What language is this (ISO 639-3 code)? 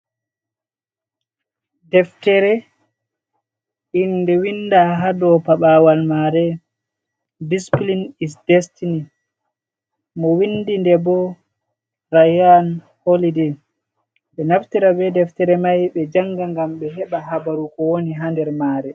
ful